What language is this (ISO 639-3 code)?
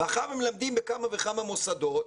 heb